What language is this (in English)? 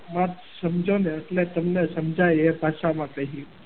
Gujarati